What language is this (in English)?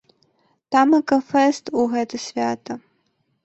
Belarusian